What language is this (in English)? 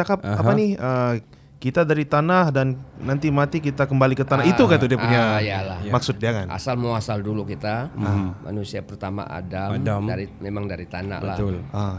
Malay